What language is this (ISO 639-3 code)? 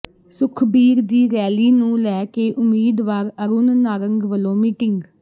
pan